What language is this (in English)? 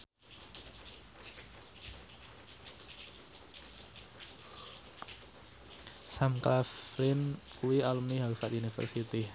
Javanese